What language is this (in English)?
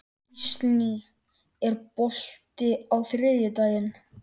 Icelandic